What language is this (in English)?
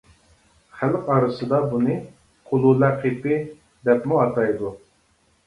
Uyghur